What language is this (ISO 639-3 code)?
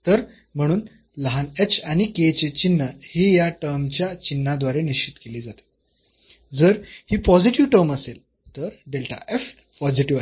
mar